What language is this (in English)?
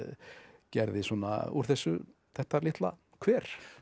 Icelandic